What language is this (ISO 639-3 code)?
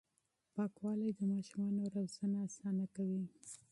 pus